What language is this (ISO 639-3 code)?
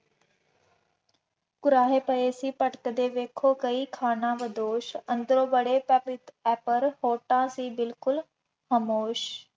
pan